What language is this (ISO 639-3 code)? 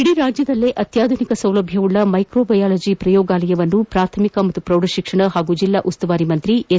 kan